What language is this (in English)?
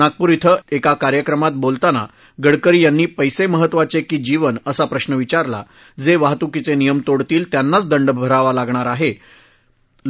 Marathi